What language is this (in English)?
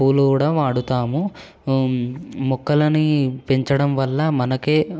Telugu